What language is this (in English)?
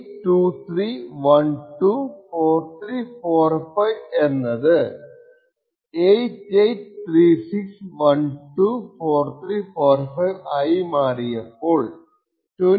Malayalam